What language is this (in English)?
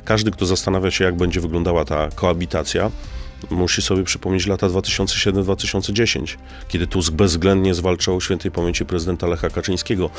Polish